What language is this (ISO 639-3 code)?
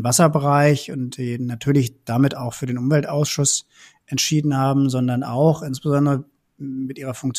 deu